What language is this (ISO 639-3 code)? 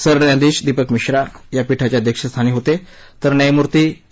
mar